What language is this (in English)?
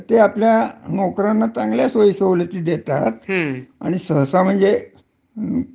Marathi